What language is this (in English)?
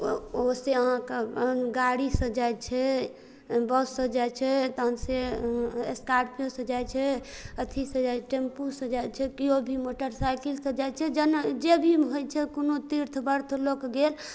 Maithili